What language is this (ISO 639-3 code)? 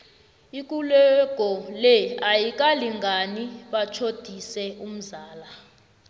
nbl